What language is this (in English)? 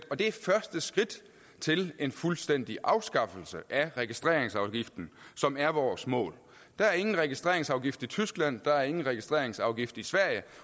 Danish